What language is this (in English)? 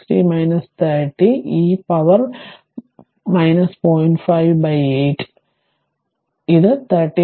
Malayalam